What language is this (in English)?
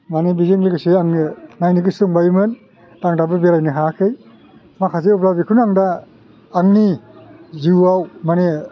Bodo